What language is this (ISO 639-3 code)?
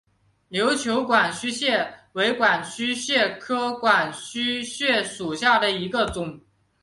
zho